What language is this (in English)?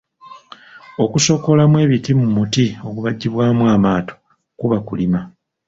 Ganda